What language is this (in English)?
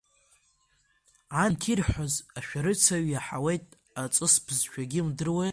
Abkhazian